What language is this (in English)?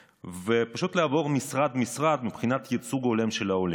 Hebrew